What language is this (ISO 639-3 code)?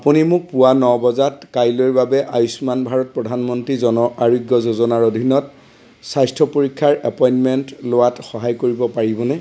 asm